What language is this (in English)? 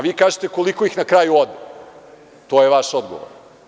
Serbian